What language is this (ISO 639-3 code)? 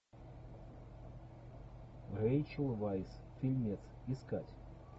rus